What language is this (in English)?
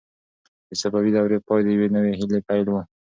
Pashto